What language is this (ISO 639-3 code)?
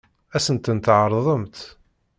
kab